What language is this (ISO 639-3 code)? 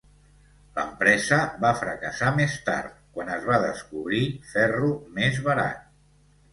cat